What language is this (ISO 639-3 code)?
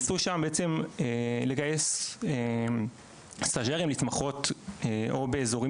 heb